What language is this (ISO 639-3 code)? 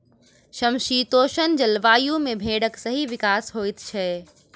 mai